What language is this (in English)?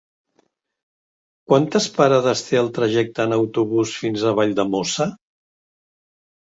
Catalan